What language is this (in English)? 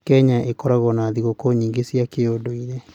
Kikuyu